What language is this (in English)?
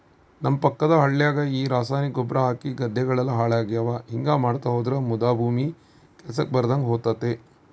Kannada